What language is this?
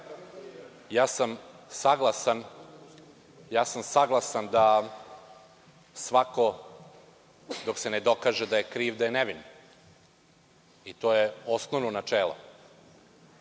Serbian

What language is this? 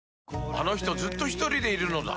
Japanese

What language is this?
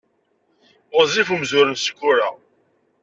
Kabyle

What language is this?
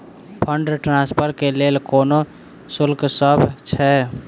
Maithili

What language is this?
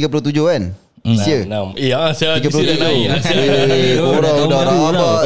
Malay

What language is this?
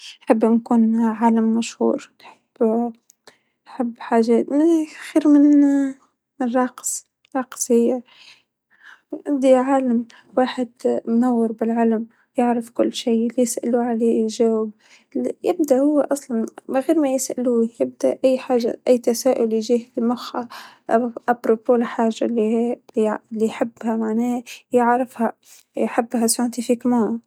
Tunisian Arabic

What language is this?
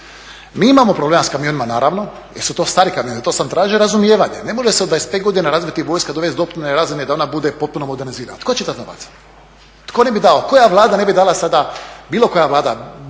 Croatian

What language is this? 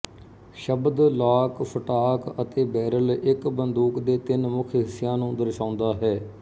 Punjabi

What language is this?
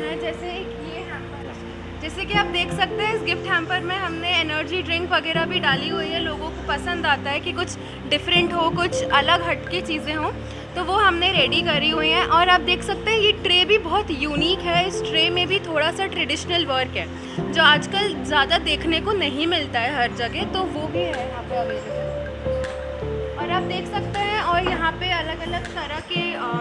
Hindi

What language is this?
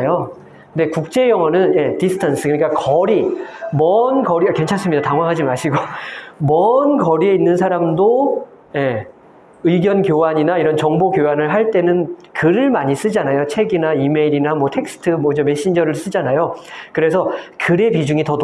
Korean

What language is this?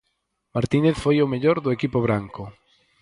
Galician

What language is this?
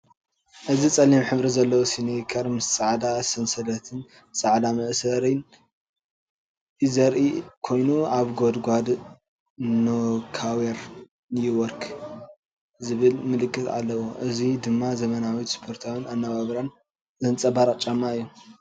Tigrinya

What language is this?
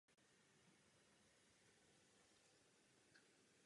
Czech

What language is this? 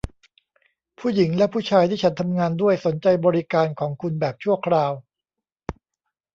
Thai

